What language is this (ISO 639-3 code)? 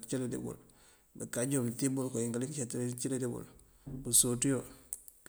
mfv